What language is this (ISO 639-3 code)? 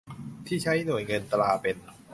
tha